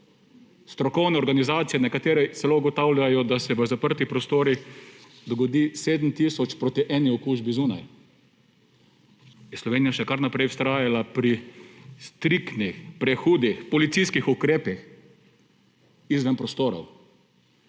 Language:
Slovenian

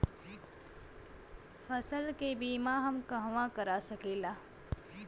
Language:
Bhojpuri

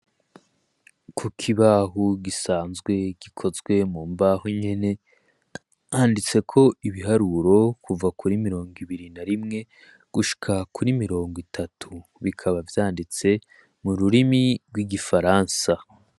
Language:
Rundi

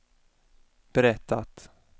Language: Swedish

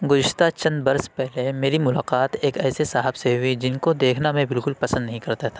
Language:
Urdu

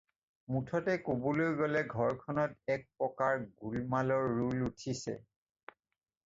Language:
Assamese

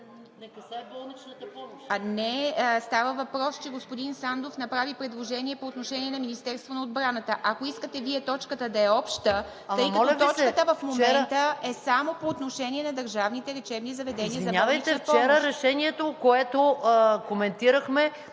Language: Bulgarian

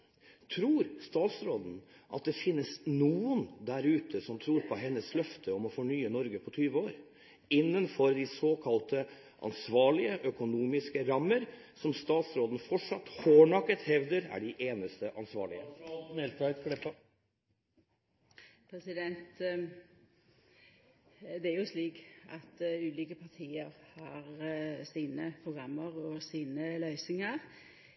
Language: Norwegian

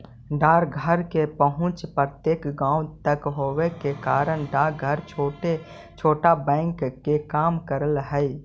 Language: Magahi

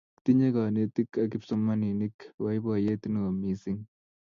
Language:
Kalenjin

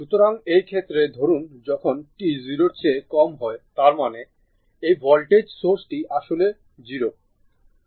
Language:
Bangla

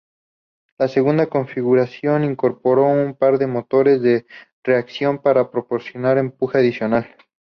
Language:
Spanish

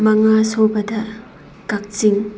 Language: Manipuri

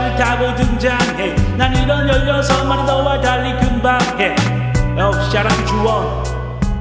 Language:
Korean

